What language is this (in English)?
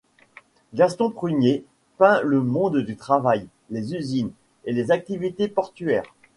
French